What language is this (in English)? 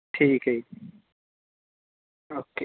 Punjabi